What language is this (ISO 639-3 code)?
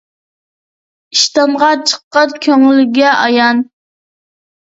uig